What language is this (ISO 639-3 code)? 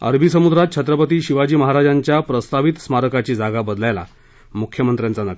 mar